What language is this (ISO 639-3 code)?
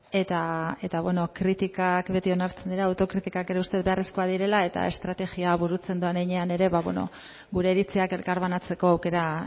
eus